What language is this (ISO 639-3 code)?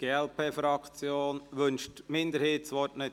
gsw